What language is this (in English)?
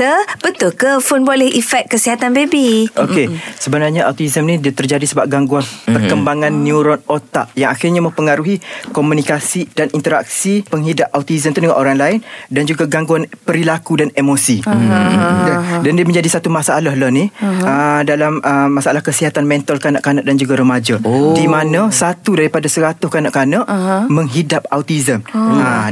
Malay